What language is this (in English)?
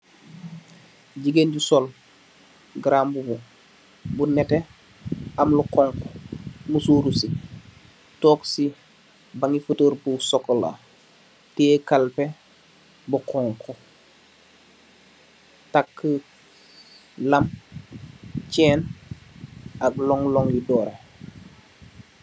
Wolof